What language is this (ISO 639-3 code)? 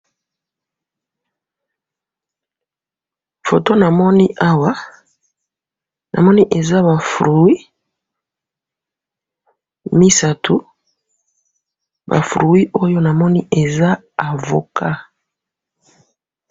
lin